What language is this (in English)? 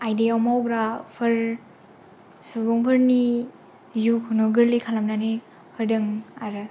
Bodo